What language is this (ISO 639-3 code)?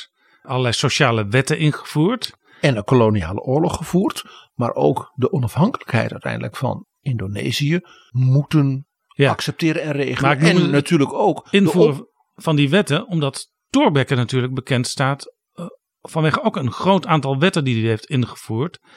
nld